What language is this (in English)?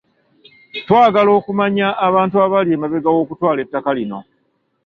Ganda